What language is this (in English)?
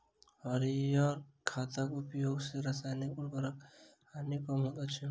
Maithili